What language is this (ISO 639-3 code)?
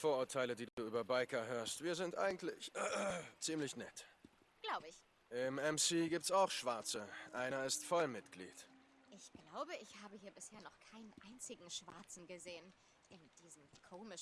deu